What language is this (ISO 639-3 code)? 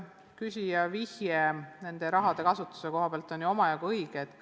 est